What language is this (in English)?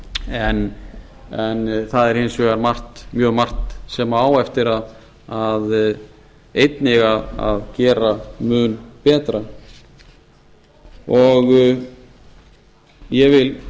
Icelandic